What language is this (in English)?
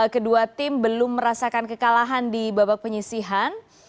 Indonesian